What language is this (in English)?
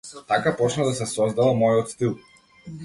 Macedonian